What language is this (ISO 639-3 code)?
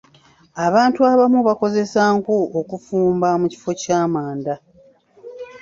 lug